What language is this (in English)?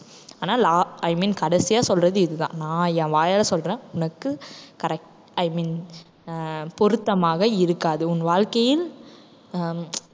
Tamil